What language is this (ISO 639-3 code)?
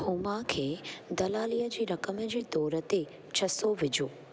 snd